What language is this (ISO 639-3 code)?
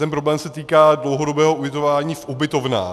ces